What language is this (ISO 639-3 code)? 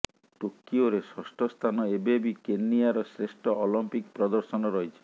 ori